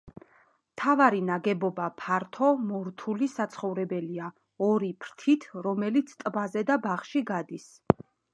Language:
Georgian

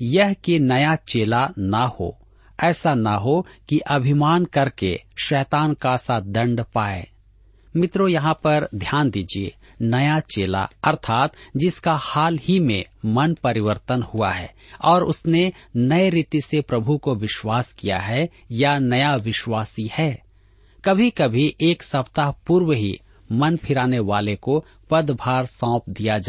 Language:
Hindi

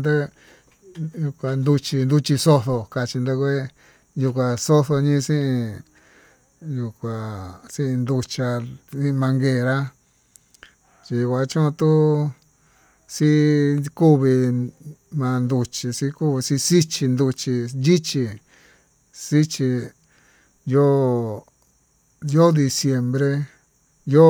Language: Tututepec Mixtec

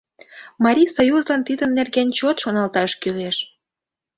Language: Mari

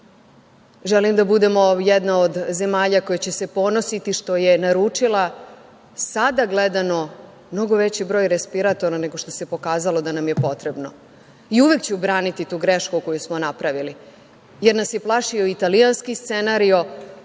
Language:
Serbian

